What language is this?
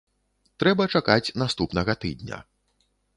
Belarusian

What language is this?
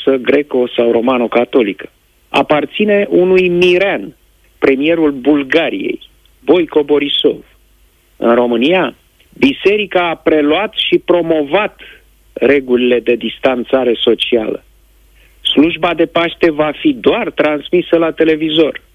Romanian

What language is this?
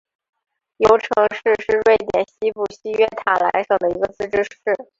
Chinese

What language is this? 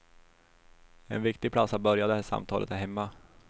Swedish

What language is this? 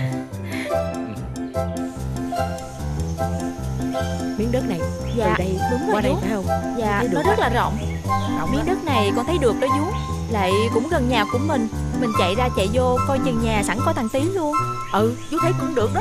Vietnamese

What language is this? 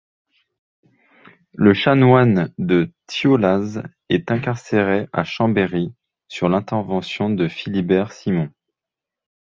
French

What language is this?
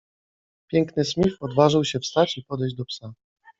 Polish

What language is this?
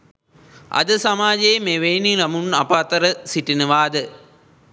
Sinhala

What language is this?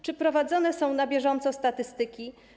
Polish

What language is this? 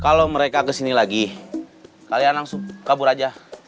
Indonesian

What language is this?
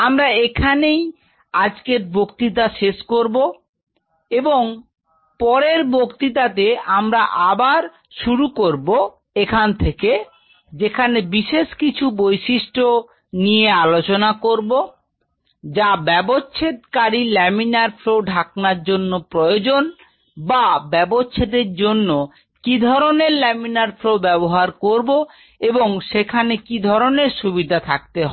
Bangla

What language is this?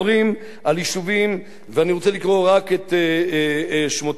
Hebrew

